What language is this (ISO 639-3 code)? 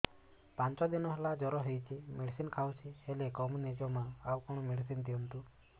ori